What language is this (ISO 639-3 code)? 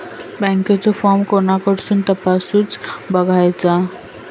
mar